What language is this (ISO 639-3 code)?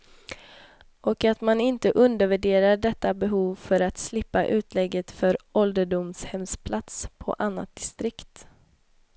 swe